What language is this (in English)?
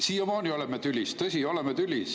Estonian